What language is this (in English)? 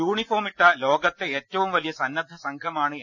Malayalam